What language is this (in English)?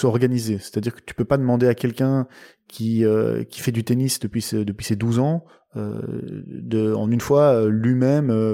French